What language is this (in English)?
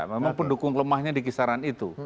Indonesian